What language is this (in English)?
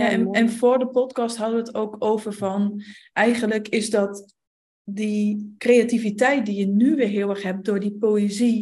Dutch